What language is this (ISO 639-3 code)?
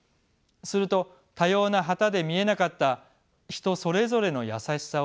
jpn